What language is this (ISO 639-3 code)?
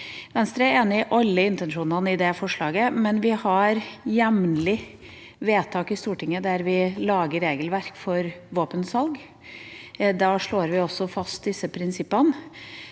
nor